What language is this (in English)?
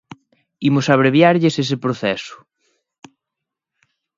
Galician